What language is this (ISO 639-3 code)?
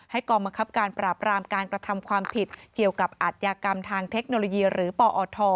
tha